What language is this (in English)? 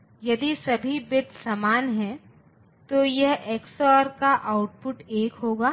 Hindi